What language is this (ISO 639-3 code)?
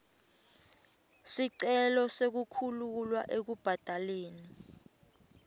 ssw